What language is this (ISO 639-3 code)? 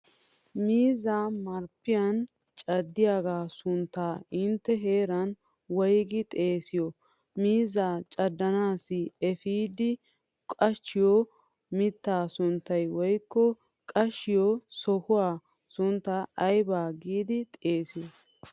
wal